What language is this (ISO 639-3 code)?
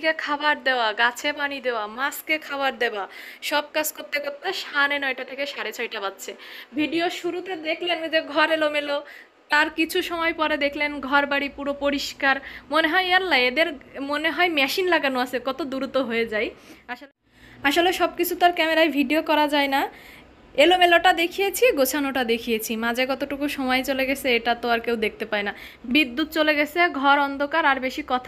eng